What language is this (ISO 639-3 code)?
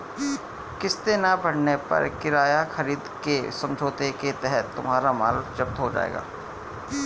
hin